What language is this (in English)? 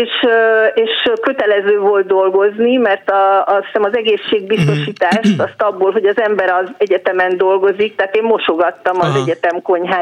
Hungarian